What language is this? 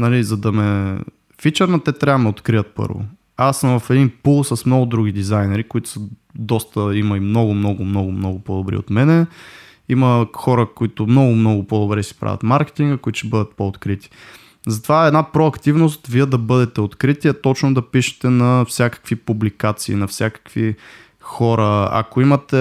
Bulgarian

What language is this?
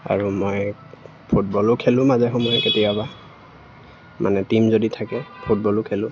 Assamese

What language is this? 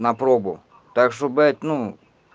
Russian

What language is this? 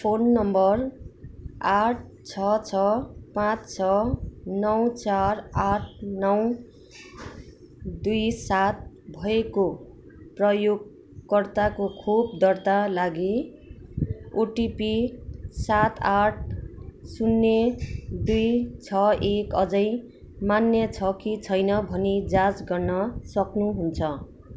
Nepali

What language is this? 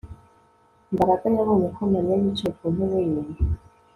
Kinyarwanda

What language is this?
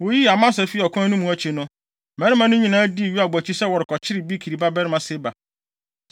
Akan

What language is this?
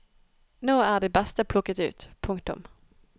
Norwegian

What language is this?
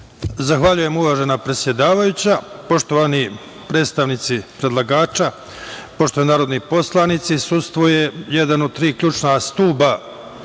Serbian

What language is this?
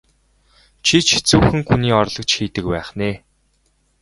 Mongolian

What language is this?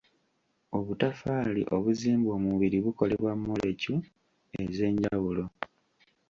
Ganda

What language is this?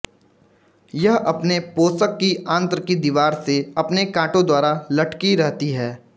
Hindi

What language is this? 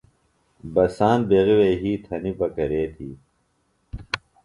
Phalura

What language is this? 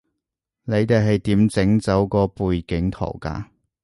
Cantonese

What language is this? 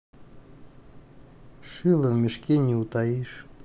Russian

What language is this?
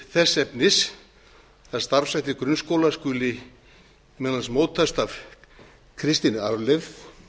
Icelandic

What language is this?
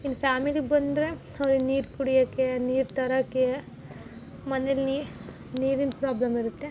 Kannada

